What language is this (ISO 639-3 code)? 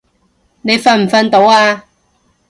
yue